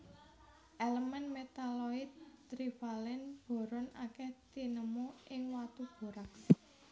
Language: Javanese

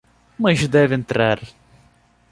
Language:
Portuguese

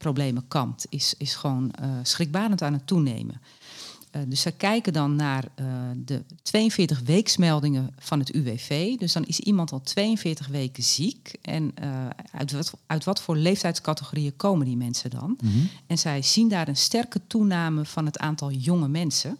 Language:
Dutch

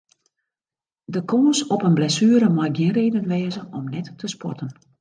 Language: Western Frisian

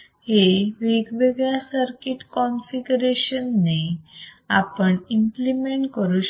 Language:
Marathi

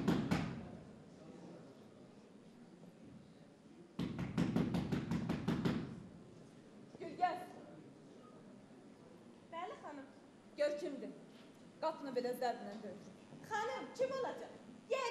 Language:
Turkish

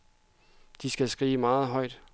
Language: Danish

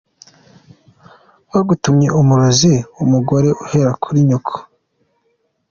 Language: Kinyarwanda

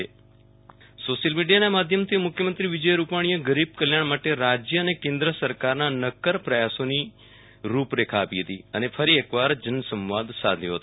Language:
Gujarati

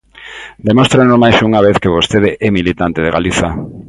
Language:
Galician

